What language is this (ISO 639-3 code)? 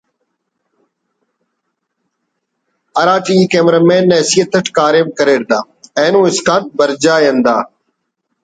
brh